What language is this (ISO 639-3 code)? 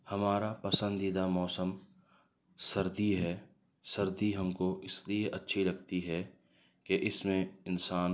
urd